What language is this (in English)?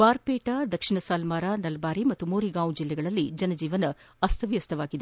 Kannada